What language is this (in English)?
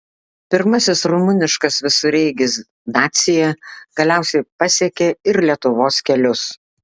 Lithuanian